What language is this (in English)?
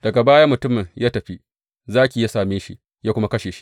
Hausa